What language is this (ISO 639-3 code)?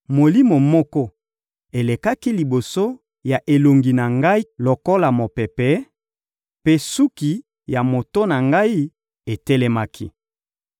lin